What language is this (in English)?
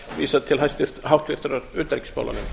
Icelandic